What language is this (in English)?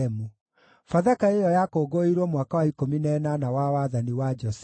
Kikuyu